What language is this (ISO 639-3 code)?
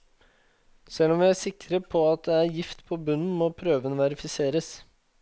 nor